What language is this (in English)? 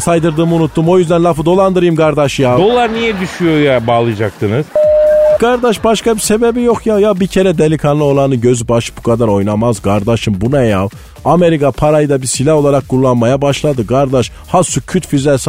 Turkish